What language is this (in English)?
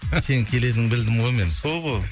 Kazakh